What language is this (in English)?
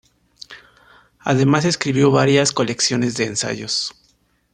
Spanish